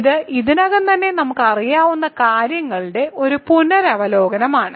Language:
Malayalam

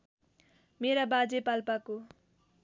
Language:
Nepali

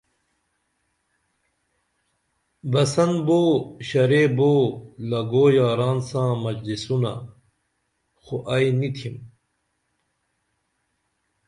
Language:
Dameli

